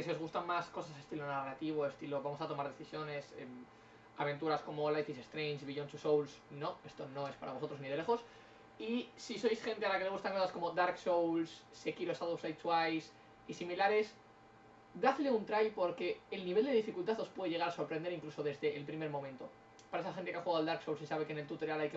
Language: Spanish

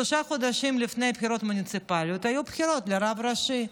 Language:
Hebrew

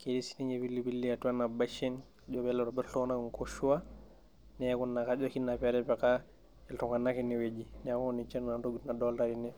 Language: Masai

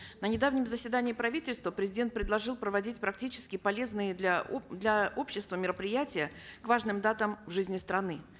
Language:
Kazakh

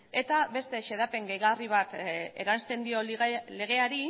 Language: Basque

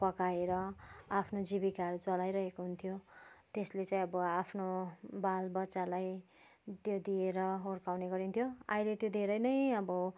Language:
Nepali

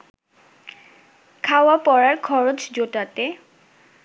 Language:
Bangla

